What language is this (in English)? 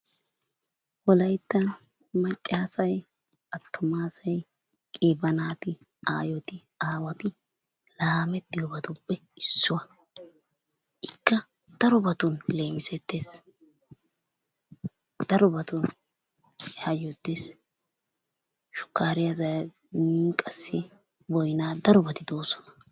Wolaytta